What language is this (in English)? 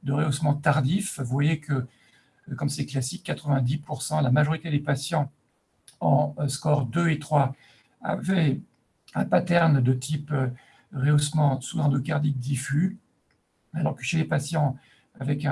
French